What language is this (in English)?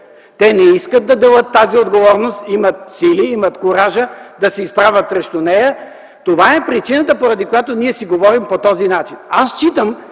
Bulgarian